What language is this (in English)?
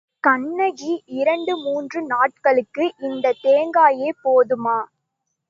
Tamil